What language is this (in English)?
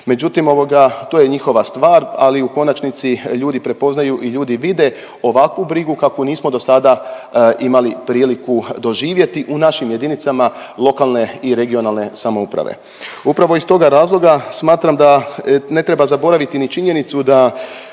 Croatian